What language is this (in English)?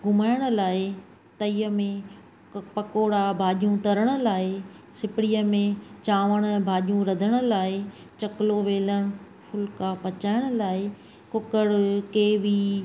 Sindhi